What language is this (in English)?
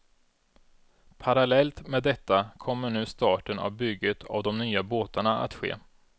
Swedish